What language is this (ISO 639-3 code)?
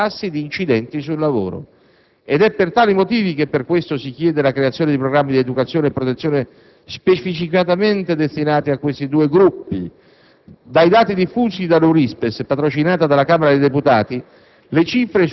ita